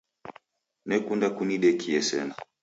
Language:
Taita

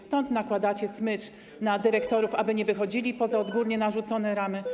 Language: Polish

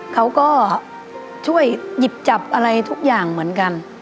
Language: Thai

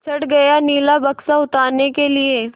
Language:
Hindi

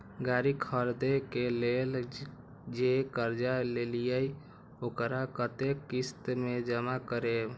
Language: Maithili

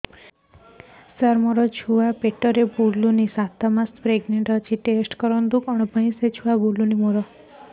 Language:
Odia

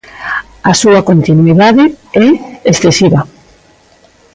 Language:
Galician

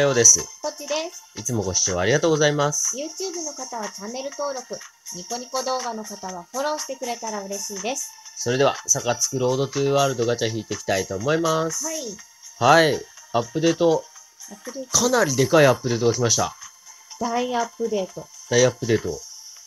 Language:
Japanese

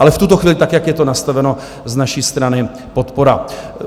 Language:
Czech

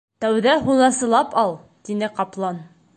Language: Bashkir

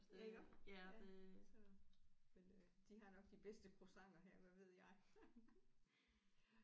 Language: Danish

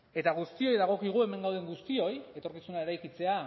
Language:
Basque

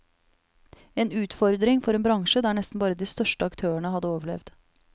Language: Norwegian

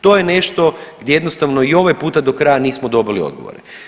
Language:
Croatian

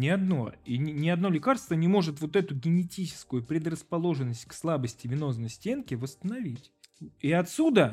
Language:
Russian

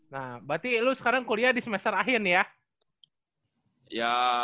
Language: Indonesian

